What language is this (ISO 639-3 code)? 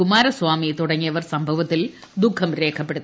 mal